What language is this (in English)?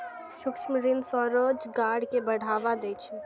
Maithili